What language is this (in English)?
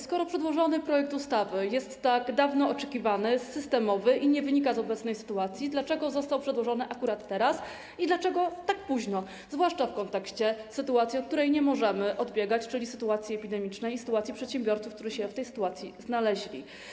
Polish